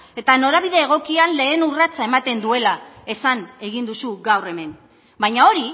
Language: Basque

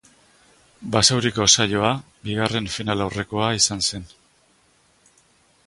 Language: Basque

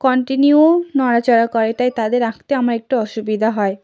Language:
Bangla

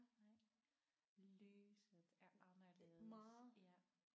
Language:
Danish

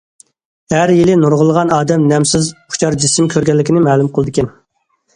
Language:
Uyghur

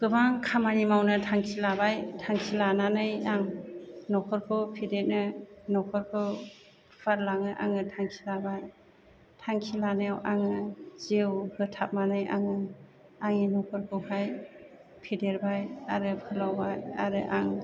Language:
Bodo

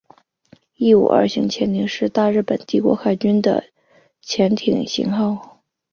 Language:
Chinese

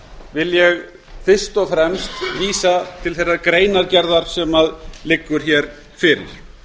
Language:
Icelandic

